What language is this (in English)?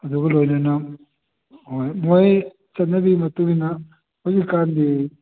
Manipuri